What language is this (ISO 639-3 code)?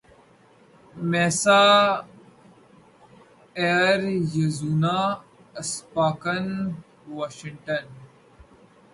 urd